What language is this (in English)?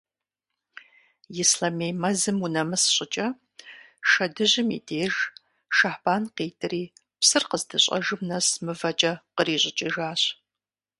Kabardian